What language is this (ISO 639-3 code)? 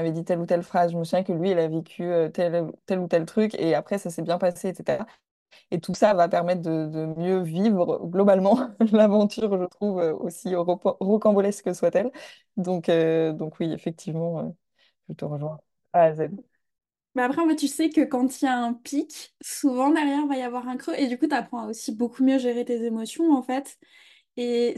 fra